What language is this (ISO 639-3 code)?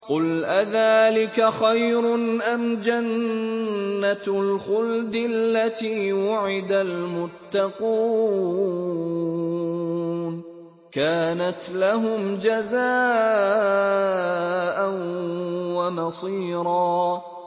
ara